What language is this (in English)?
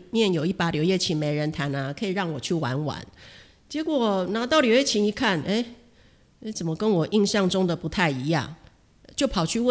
Chinese